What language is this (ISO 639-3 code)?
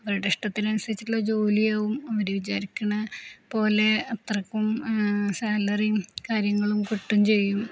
mal